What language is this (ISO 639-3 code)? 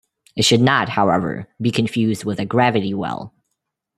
eng